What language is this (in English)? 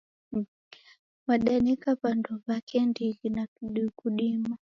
Taita